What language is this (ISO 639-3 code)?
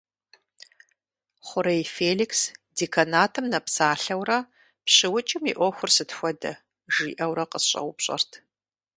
kbd